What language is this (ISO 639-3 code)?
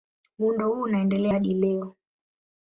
swa